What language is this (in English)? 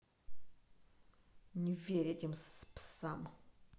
Russian